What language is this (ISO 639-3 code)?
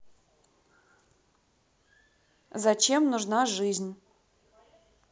rus